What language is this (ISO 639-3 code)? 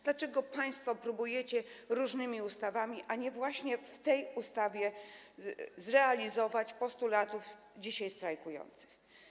pol